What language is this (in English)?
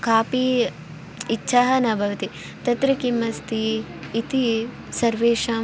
Sanskrit